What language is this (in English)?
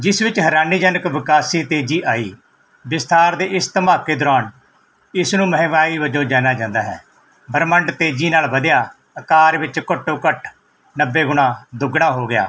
Punjabi